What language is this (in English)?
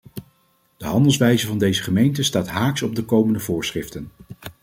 Dutch